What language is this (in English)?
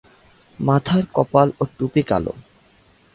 Bangla